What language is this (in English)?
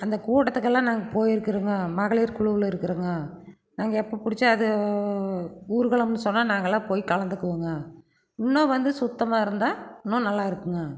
Tamil